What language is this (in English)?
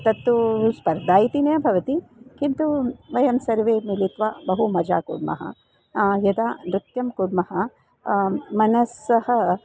Sanskrit